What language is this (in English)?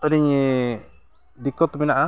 Santali